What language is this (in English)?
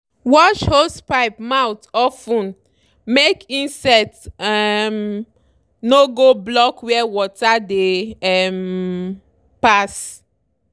Nigerian Pidgin